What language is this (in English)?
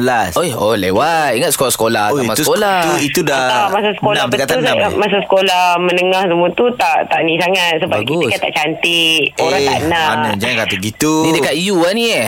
Malay